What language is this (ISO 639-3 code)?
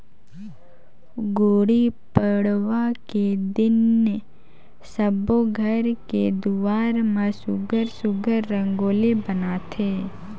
hne